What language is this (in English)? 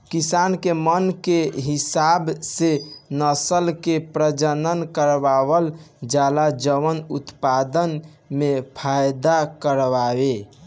Bhojpuri